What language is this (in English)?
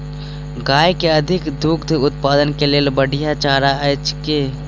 Maithili